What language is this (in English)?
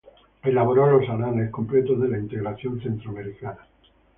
Spanish